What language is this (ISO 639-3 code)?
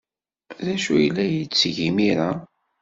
kab